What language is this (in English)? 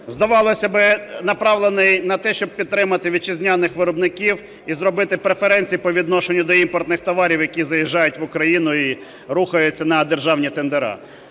Ukrainian